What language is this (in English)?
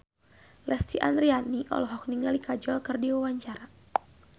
Sundanese